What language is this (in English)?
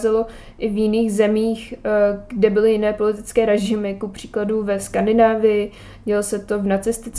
Czech